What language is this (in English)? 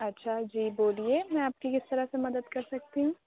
Urdu